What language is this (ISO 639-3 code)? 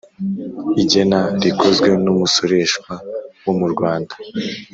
kin